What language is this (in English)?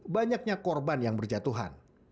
Indonesian